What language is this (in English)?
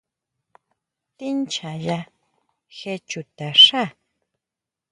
Huautla Mazatec